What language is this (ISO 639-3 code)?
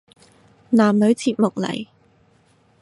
yue